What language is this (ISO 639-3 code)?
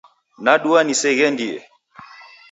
dav